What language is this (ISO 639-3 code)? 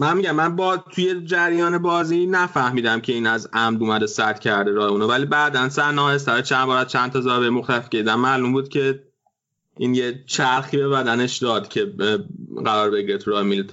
fas